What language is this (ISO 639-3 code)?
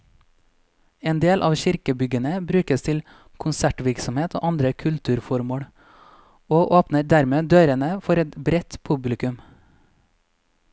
nor